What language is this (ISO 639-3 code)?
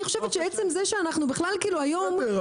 heb